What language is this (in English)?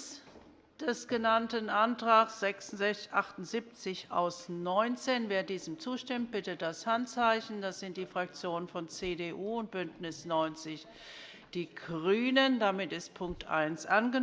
German